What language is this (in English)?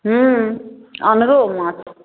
Maithili